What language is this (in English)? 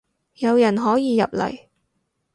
Cantonese